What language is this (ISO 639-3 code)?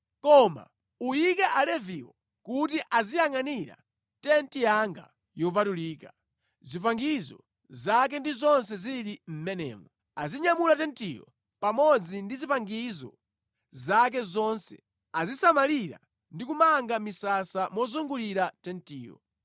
nya